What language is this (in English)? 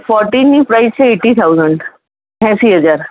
Gujarati